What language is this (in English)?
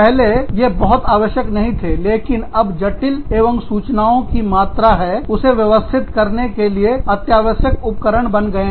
Hindi